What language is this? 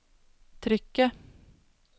Norwegian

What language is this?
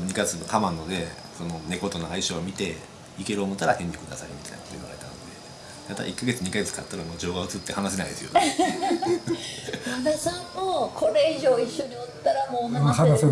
Japanese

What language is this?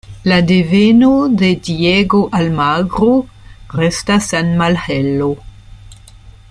Esperanto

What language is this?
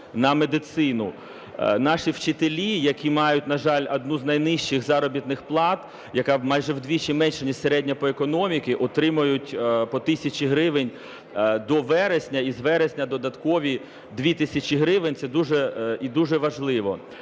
Ukrainian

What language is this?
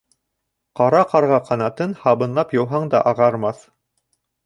Bashkir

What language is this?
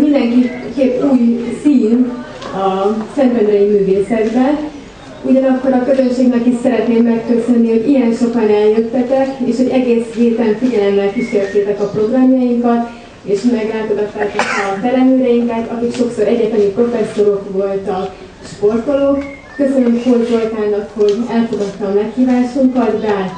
Hungarian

